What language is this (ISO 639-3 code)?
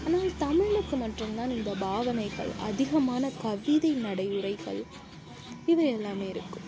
tam